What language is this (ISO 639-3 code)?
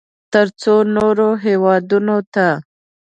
pus